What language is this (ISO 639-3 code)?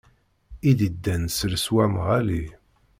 kab